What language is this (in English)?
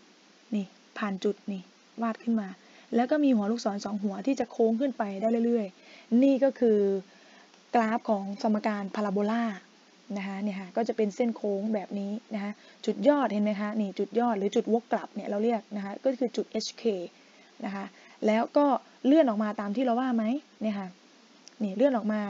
Thai